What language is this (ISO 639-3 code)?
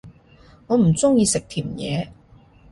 yue